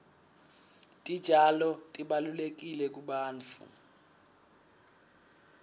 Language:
Swati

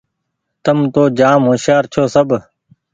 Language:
Goaria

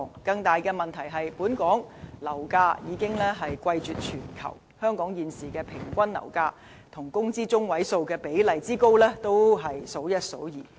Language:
Cantonese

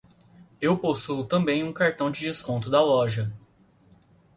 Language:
Portuguese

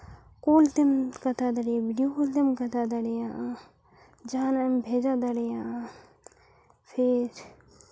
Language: Santali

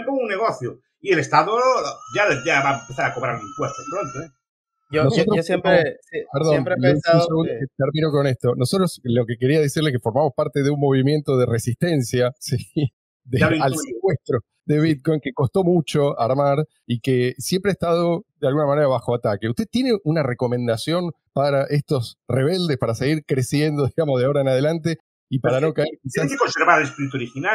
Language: Spanish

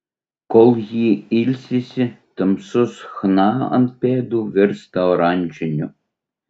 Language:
Lithuanian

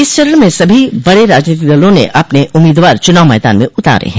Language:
Hindi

